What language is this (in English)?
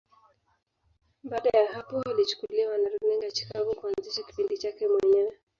Swahili